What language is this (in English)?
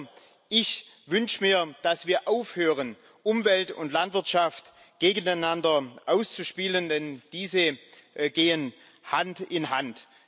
German